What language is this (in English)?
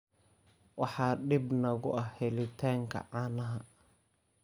Somali